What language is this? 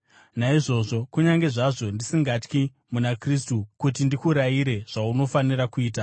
Shona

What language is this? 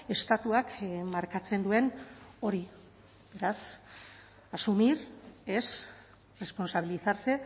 Basque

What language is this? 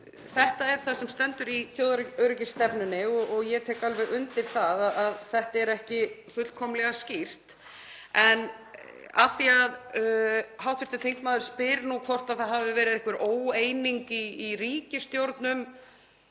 Icelandic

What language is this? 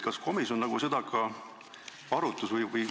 Estonian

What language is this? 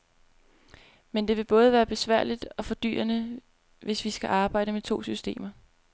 Danish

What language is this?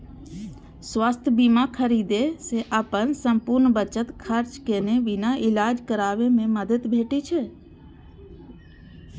Maithili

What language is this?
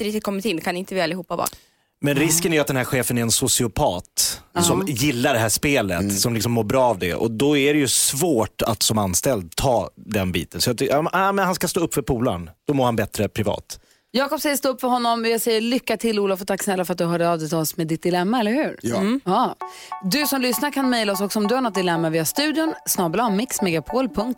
Swedish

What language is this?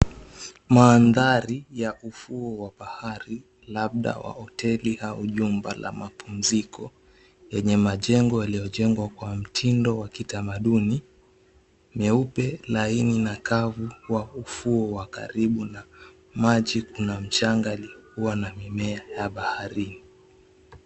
Swahili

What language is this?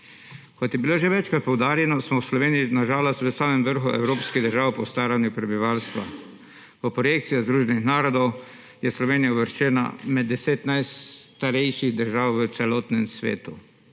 Slovenian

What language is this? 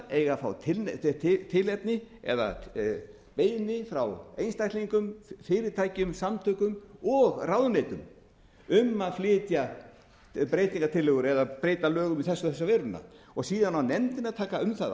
Icelandic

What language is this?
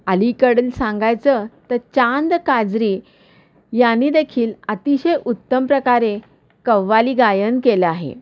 Marathi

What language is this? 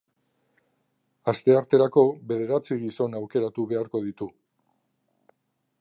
Basque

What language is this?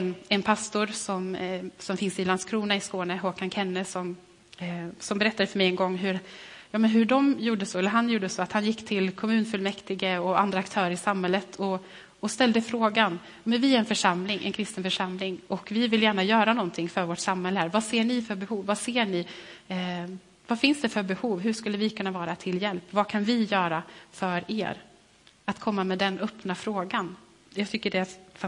Swedish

